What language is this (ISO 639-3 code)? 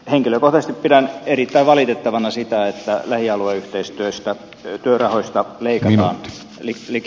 fin